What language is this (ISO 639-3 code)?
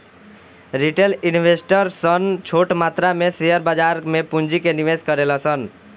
bho